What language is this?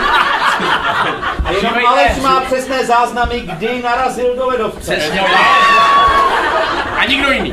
Czech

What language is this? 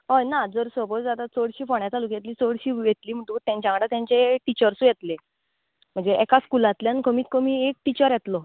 Konkani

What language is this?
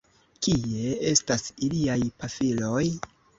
Esperanto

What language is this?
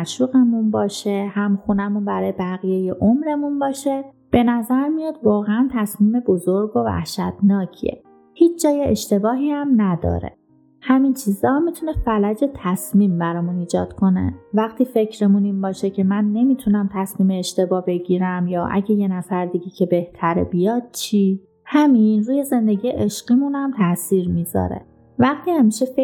Persian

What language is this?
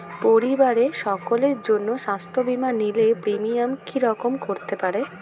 Bangla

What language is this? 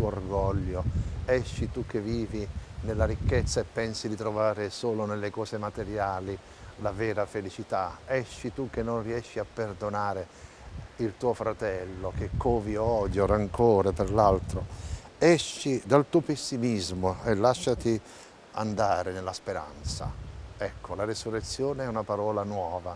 Italian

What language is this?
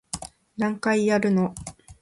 Japanese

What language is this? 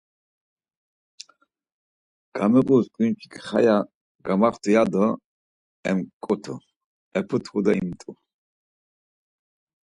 Laz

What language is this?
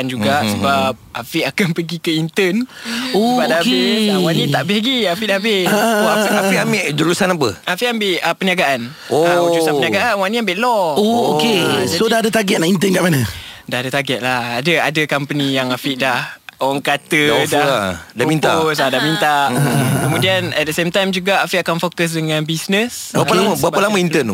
Malay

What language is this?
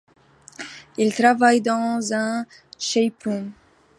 French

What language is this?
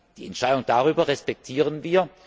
German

